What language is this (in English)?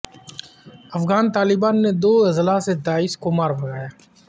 Urdu